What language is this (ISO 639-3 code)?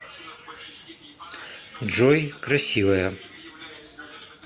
rus